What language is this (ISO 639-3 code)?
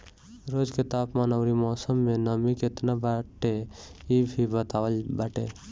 bho